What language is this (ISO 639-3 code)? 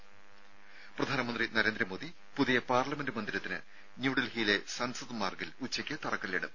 mal